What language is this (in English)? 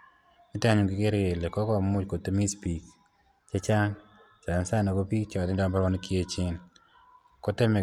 Kalenjin